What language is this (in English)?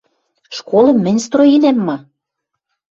Western Mari